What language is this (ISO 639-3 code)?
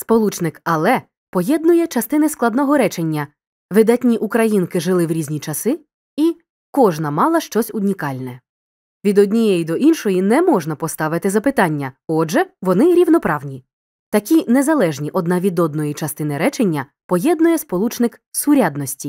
ukr